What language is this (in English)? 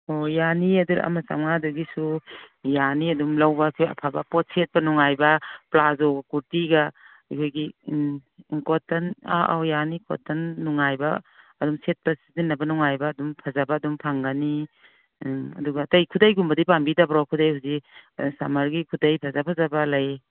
Manipuri